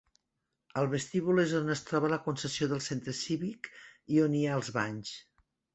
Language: Catalan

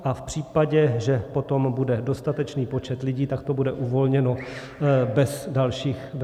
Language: Czech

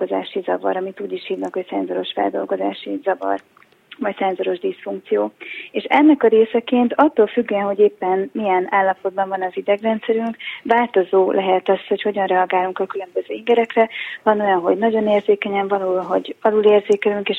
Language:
Hungarian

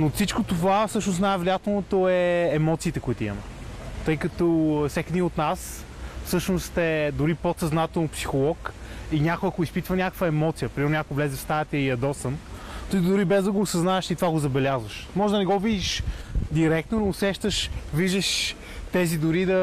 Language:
Bulgarian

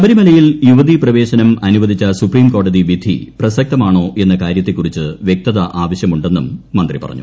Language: Malayalam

